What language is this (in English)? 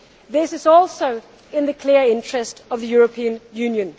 English